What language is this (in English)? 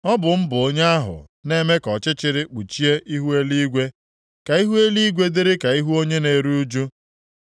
Igbo